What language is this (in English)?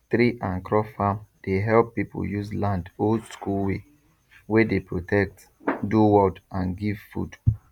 Nigerian Pidgin